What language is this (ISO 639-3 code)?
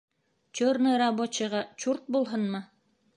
bak